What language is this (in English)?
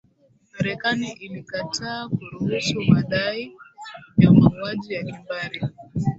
Swahili